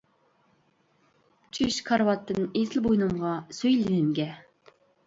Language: Uyghur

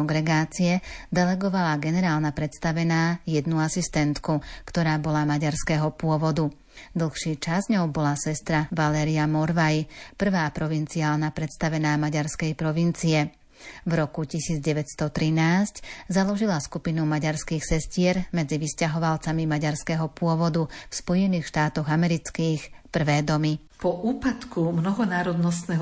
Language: Slovak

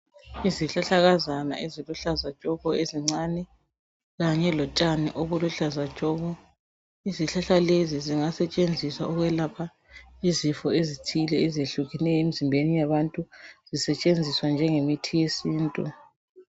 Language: North Ndebele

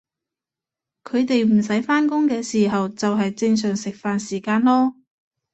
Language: Cantonese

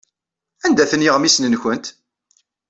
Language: Kabyle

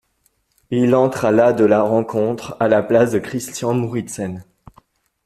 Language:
French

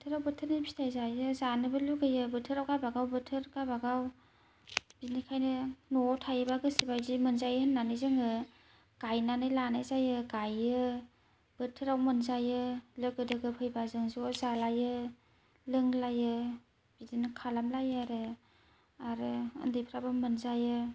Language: Bodo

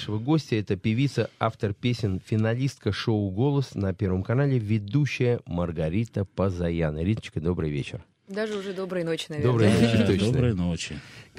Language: Russian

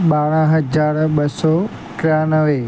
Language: Sindhi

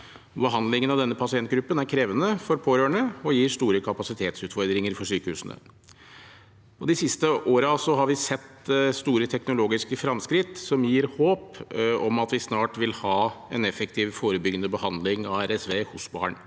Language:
Norwegian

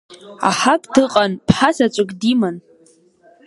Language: Abkhazian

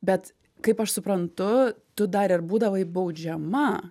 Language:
Lithuanian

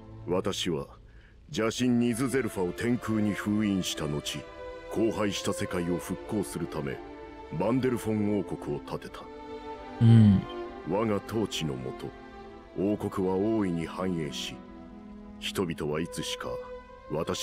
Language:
Japanese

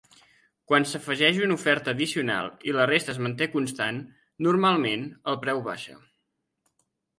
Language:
Catalan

